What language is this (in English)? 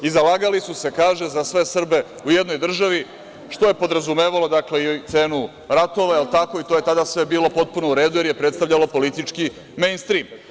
Serbian